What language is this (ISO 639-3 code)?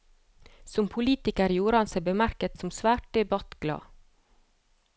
nor